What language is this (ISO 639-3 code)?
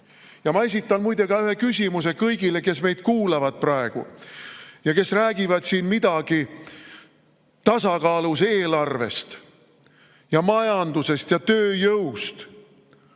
est